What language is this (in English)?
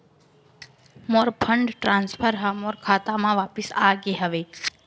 Chhattisgarhi